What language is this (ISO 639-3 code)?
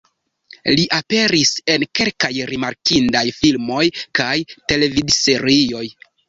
epo